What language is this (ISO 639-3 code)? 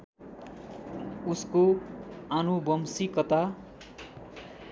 nep